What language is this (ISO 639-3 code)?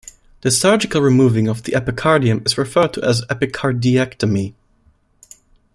eng